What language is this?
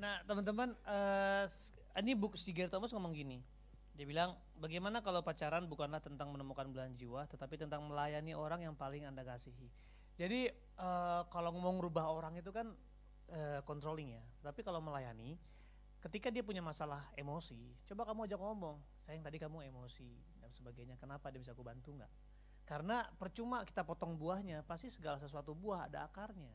Indonesian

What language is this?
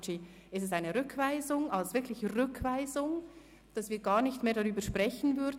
Swiss German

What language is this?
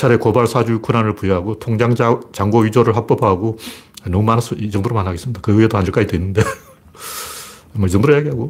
Korean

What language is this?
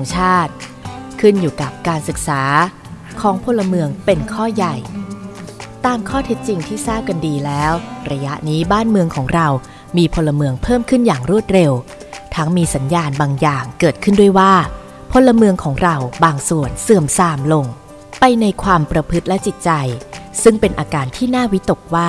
Thai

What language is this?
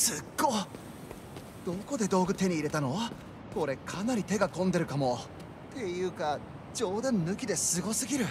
Japanese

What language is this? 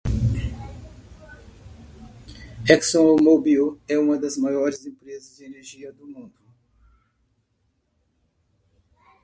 Portuguese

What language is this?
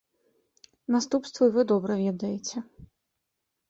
Belarusian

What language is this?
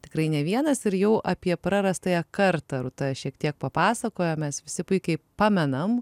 Lithuanian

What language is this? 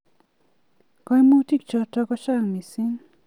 Kalenjin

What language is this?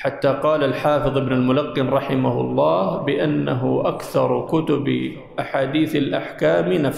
Arabic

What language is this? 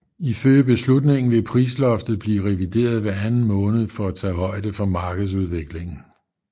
Danish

